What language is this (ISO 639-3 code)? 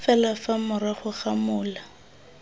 tsn